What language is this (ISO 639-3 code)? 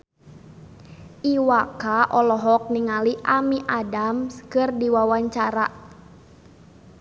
sun